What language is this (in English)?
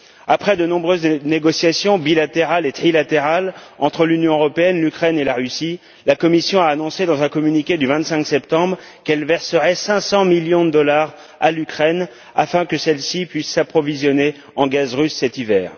French